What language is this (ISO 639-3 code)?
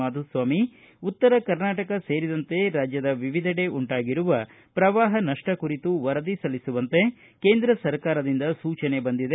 kan